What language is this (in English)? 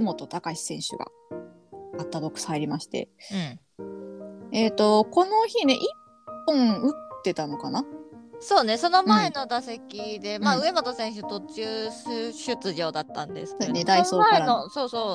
Japanese